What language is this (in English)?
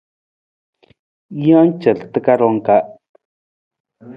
Nawdm